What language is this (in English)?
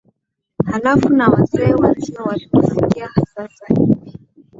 Swahili